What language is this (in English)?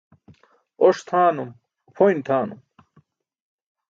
Burushaski